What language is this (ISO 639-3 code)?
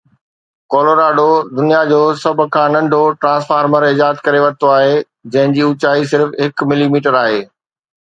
snd